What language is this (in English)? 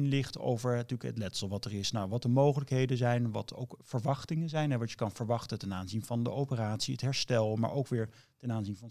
Dutch